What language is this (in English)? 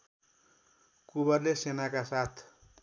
Nepali